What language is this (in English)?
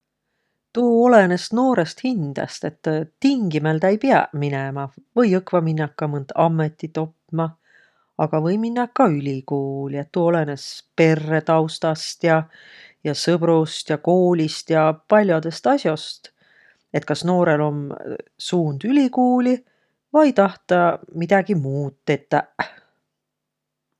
Võro